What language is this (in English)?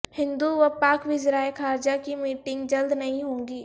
Urdu